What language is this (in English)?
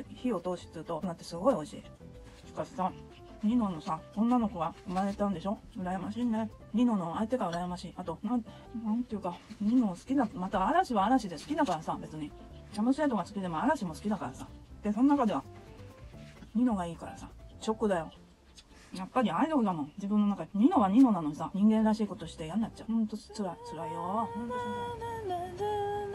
Japanese